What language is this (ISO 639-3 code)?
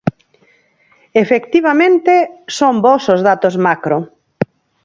glg